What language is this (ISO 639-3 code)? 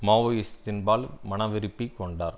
tam